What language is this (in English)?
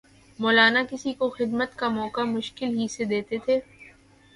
Urdu